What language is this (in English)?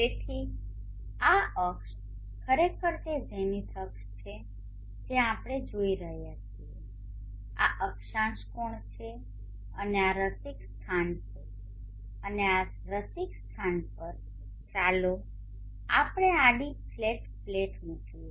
Gujarati